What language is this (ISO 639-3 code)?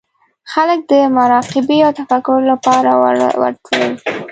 pus